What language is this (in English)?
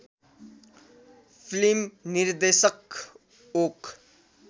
Nepali